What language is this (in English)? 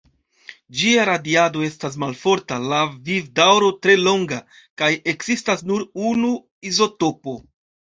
Esperanto